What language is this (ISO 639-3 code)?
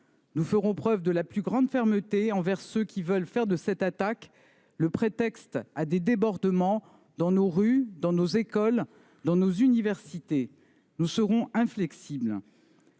fra